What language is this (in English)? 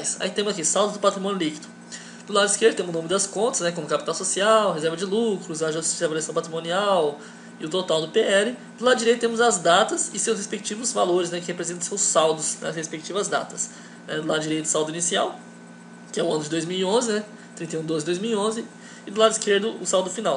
Portuguese